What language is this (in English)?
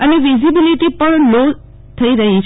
Gujarati